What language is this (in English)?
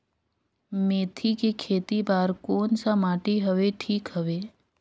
Chhattisgarhi